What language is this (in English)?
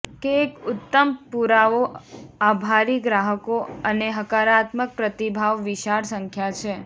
Gujarati